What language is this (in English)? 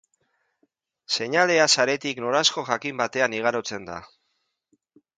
Basque